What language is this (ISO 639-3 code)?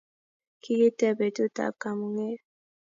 kln